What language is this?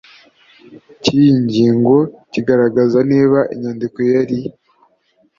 Kinyarwanda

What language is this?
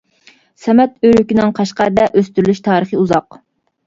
Uyghur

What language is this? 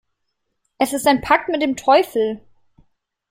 German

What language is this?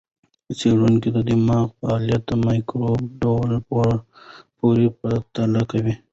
Pashto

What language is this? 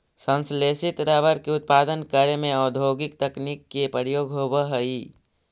Magahi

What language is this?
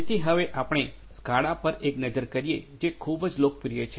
Gujarati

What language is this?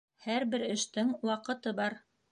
Bashkir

